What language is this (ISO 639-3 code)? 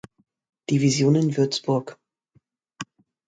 deu